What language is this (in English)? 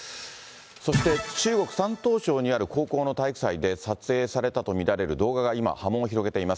Japanese